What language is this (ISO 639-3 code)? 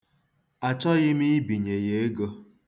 ibo